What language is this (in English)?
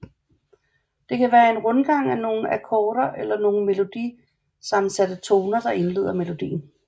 Danish